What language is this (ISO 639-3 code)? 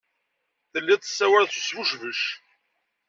kab